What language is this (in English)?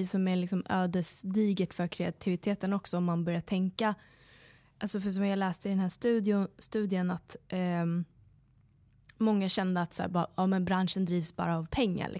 Swedish